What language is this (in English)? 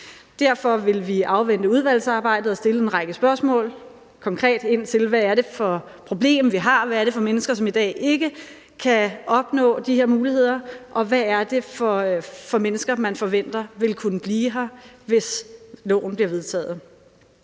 Danish